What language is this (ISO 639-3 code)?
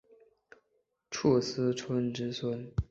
zho